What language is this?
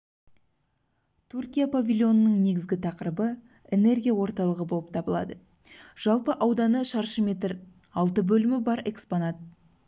Kazakh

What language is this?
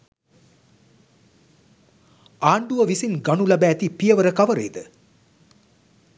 Sinhala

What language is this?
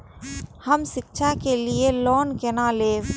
Maithili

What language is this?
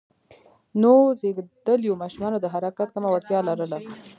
Pashto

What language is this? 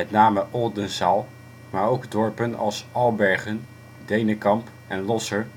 Dutch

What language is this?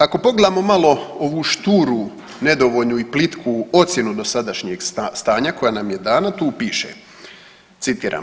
Croatian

